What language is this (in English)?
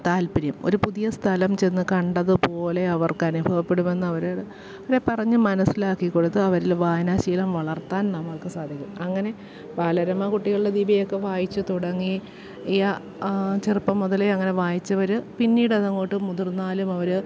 Malayalam